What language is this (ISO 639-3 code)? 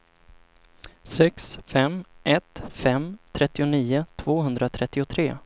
swe